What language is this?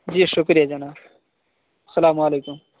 Urdu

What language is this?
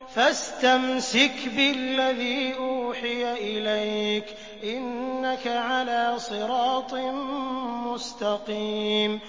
Arabic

